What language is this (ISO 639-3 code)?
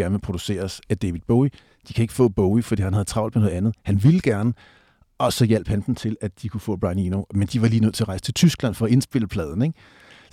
dan